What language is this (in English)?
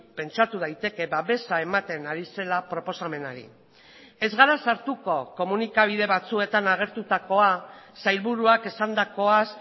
Basque